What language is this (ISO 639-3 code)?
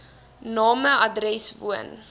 afr